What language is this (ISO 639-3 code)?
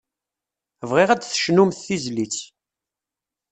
kab